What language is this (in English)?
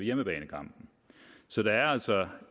Danish